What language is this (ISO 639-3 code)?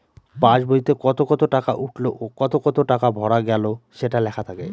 ben